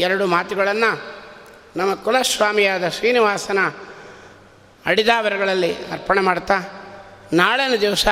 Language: Kannada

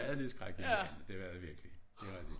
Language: Danish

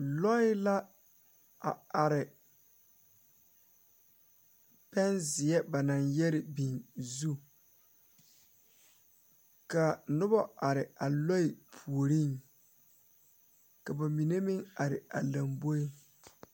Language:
Southern Dagaare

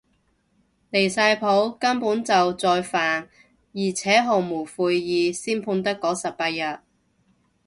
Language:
Cantonese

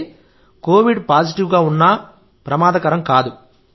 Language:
Telugu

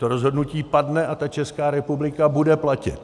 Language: Czech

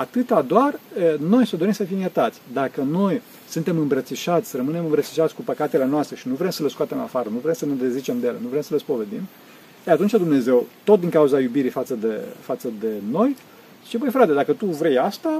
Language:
Romanian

